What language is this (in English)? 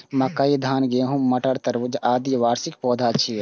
Maithili